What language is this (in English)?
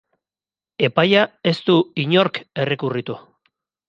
Basque